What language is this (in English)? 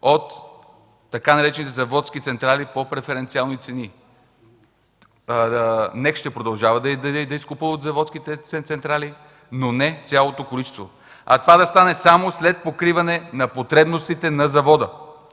Bulgarian